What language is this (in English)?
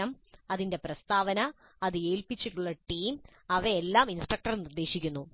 Malayalam